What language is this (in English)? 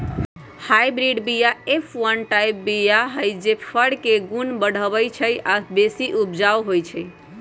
Magahi